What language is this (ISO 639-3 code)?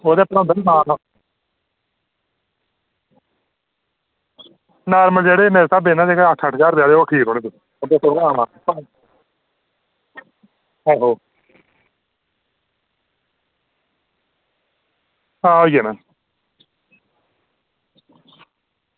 doi